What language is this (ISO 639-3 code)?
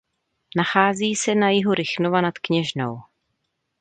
ces